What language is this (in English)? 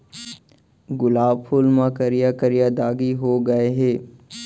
Chhattisgarhi